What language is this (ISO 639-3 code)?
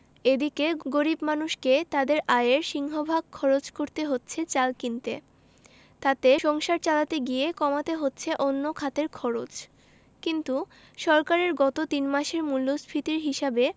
ben